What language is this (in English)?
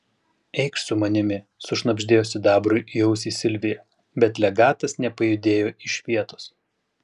Lithuanian